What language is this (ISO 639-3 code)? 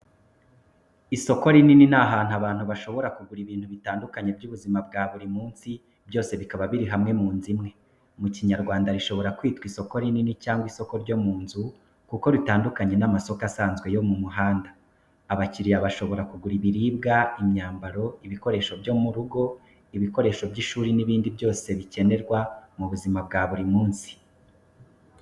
kin